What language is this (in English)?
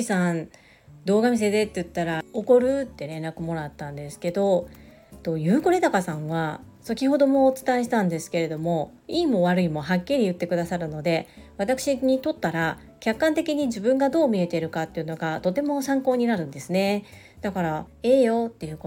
Japanese